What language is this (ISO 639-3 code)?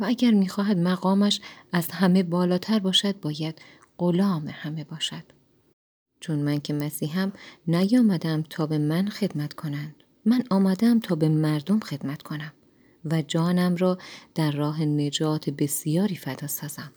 fas